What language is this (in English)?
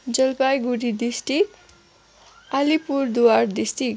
Nepali